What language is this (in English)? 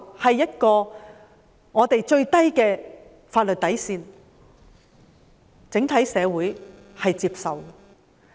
Cantonese